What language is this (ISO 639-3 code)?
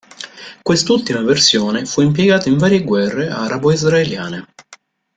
ita